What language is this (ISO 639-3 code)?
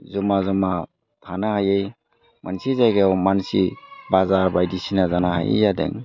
brx